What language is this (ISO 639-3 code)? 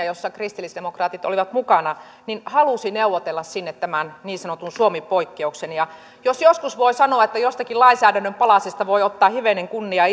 fin